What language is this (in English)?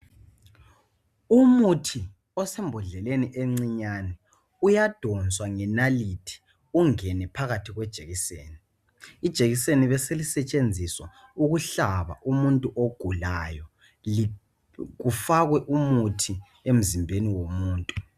North Ndebele